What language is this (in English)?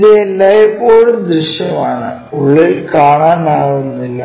Malayalam